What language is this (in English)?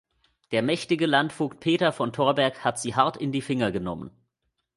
German